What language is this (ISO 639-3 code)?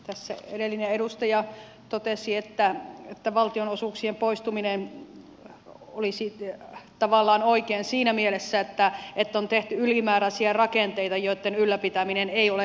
fin